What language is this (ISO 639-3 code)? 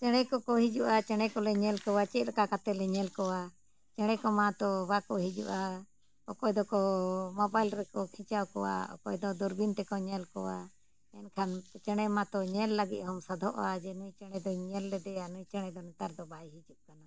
sat